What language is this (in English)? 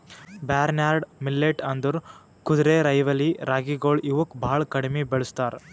Kannada